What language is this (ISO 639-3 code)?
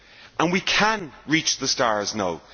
eng